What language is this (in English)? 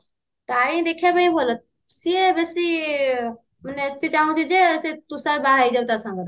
Odia